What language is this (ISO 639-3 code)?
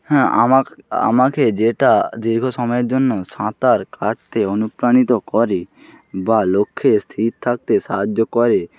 ben